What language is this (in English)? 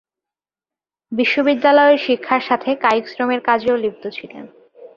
Bangla